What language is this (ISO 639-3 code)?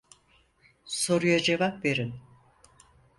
tur